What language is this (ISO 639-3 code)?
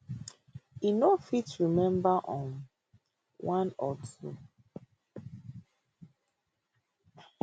pcm